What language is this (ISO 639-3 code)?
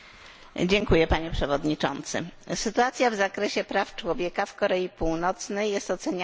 pol